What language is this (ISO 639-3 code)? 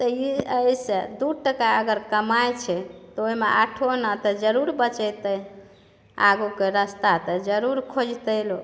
mai